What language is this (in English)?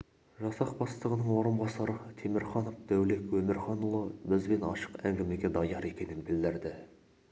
Kazakh